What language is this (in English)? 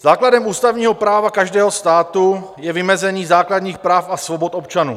Czech